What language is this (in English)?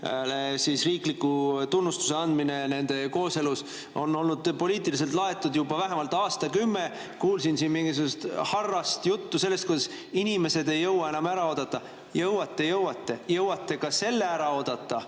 Estonian